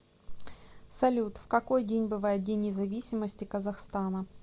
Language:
Russian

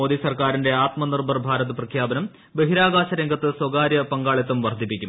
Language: Malayalam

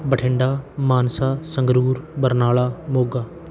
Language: Punjabi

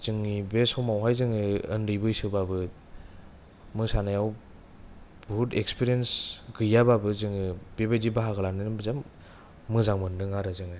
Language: Bodo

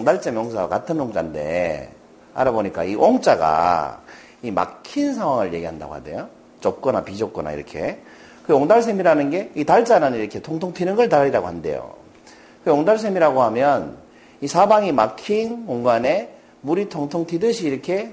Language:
Korean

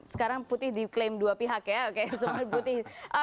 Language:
Indonesian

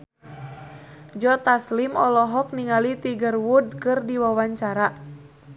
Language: Sundanese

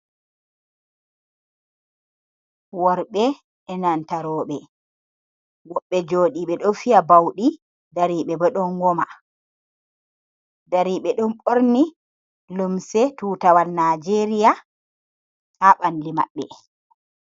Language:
Fula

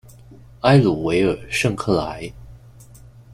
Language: Chinese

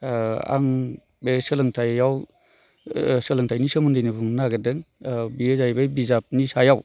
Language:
Bodo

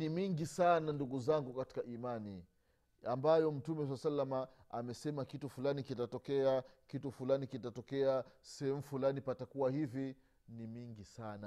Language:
Swahili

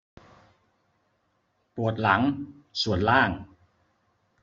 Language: Thai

